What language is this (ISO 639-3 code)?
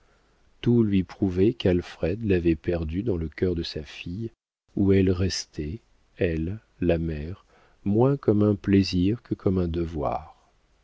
fra